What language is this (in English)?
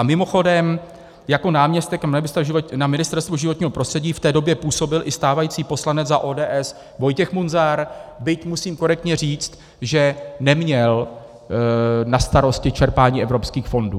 Czech